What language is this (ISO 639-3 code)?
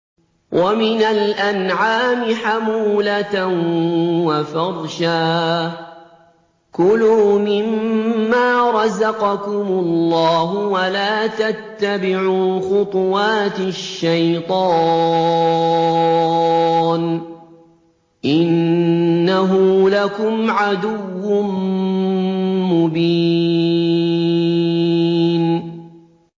ara